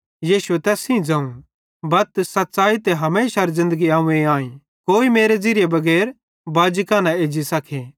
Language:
Bhadrawahi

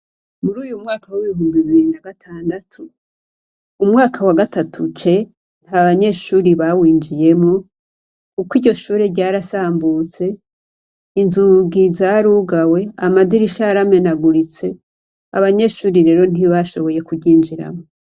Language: Rundi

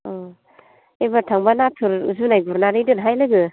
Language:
Bodo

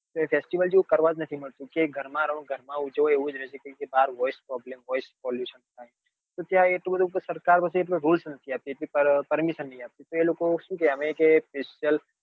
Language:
Gujarati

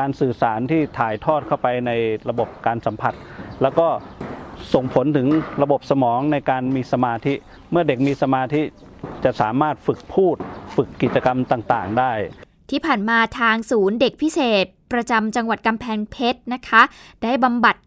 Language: Thai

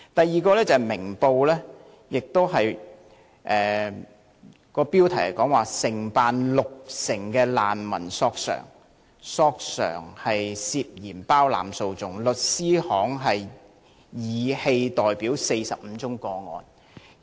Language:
Cantonese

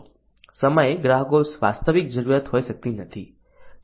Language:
Gujarati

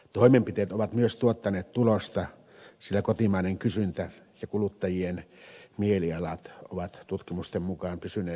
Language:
Finnish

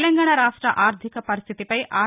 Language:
Telugu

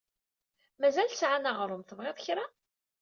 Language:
Kabyle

